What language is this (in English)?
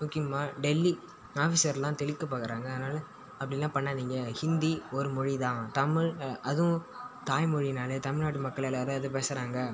Tamil